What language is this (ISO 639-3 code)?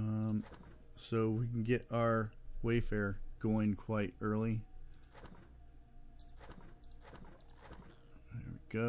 eng